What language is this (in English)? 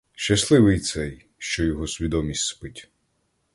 Ukrainian